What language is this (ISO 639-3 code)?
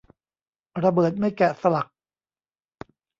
tha